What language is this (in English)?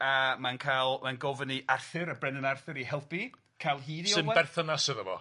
Welsh